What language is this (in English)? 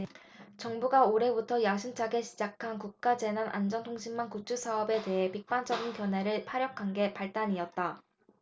Korean